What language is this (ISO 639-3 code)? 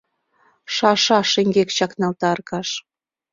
chm